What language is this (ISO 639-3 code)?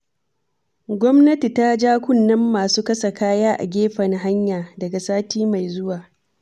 hau